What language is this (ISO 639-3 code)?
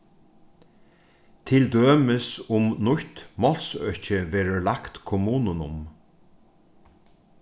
fao